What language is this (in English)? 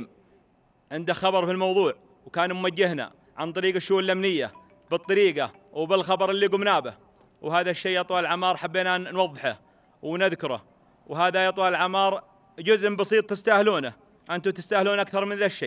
Arabic